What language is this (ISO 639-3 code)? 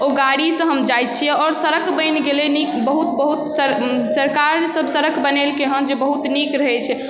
mai